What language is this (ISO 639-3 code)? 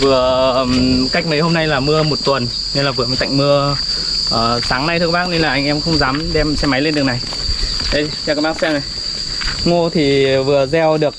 vie